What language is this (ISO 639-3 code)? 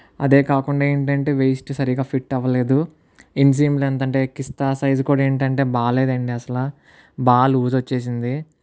tel